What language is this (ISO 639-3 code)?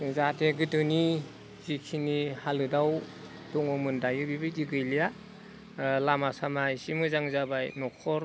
brx